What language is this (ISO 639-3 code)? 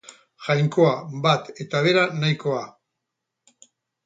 eus